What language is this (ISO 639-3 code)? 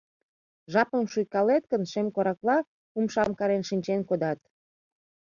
chm